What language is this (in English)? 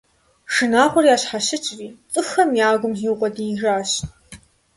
Kabardian